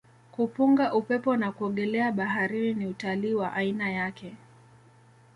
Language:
Swahili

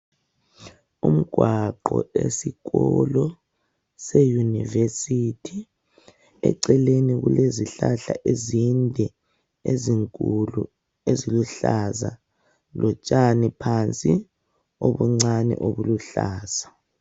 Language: North Ndebele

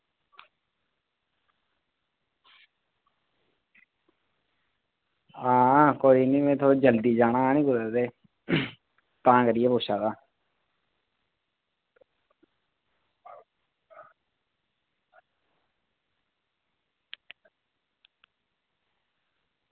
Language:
Dogri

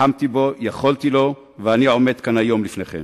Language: Hebrew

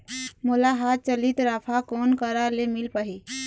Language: Chhattisgarhi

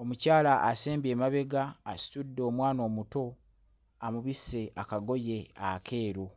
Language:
Ganda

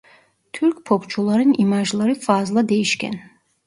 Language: Turkish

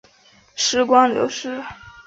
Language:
Chinese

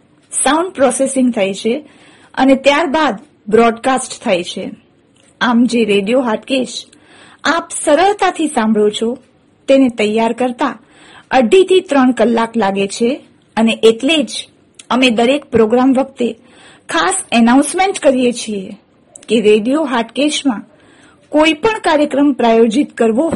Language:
Gujarati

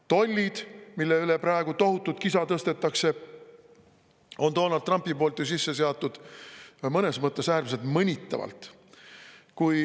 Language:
Estonian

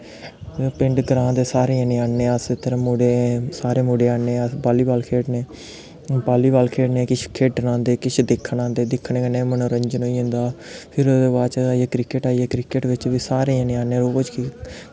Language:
Dogri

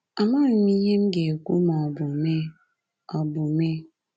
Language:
Igbo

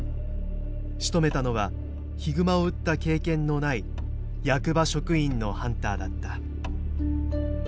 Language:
Japanese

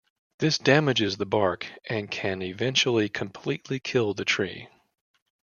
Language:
English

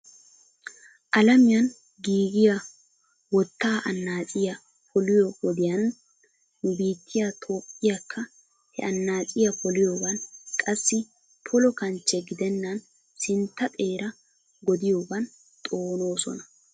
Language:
Wolaytta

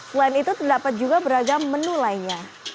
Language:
Indonesian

